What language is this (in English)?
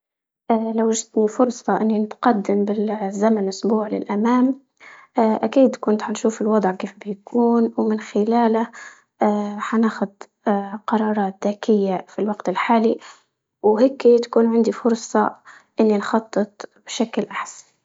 Libyan Arabic